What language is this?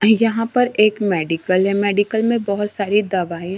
Hindi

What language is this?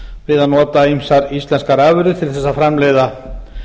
Icelandic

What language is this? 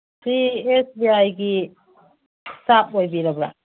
Manipuri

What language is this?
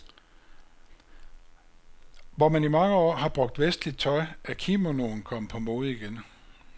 Danish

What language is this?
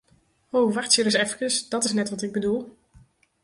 Western Frisian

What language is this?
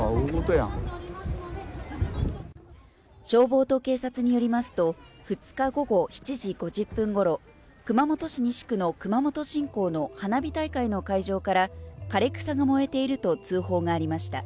Japanese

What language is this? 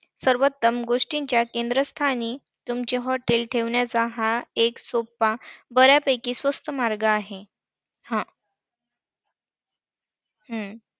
Marathi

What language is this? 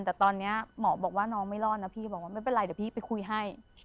Thai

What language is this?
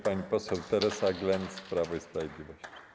Polish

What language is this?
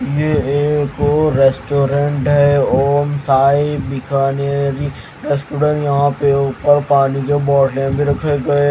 Hindi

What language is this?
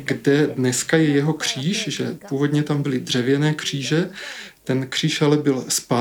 Czech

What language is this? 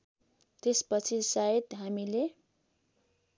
Nepali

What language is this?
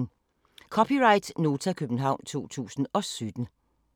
Danish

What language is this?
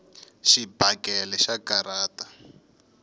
Tsonga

